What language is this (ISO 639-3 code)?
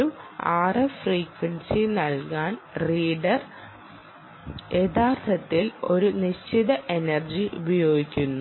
mal